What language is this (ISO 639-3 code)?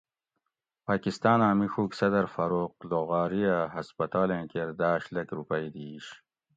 gwc